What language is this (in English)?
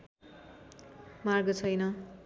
Nepali